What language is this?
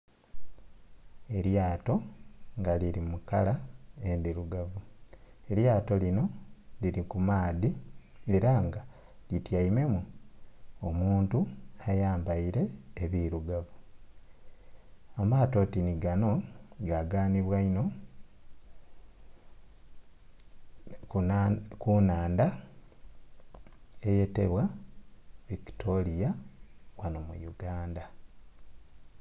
Soga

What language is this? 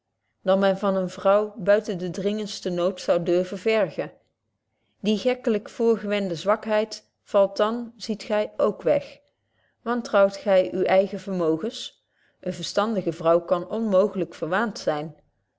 Dutch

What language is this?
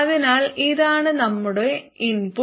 Malayalam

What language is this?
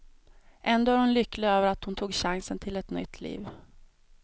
Swedish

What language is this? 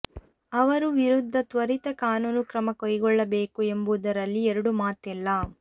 Kannada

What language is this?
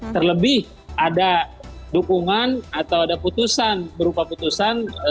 Indonesian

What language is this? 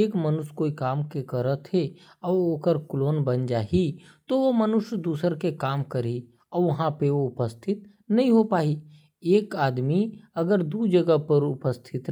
Korwa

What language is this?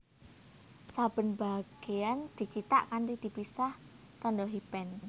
Javanese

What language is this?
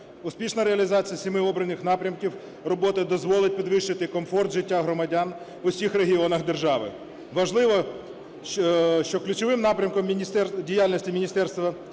Ukrainian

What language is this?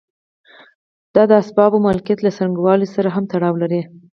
Pashto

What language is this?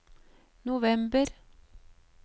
Norwegian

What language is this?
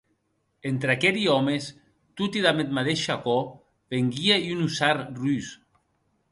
Occitan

